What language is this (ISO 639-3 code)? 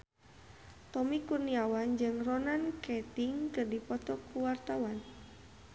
sun